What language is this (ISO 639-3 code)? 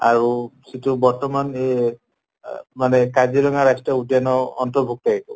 asm